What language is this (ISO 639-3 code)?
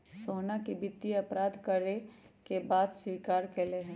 mag